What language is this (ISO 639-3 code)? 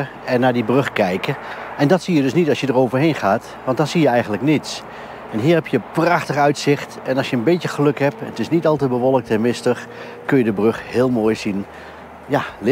nld